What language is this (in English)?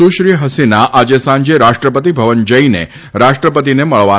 Gujarati